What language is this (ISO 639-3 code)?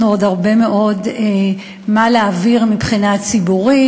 heb